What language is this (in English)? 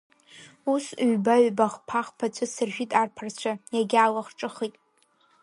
Abkhazian